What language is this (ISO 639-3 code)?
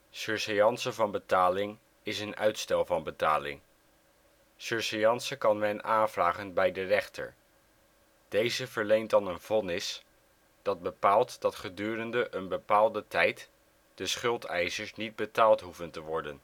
nld